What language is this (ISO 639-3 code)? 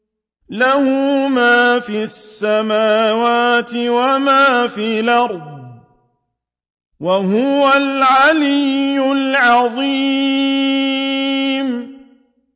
ara